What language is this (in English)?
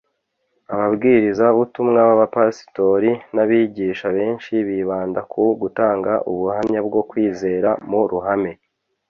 Kinyarwanda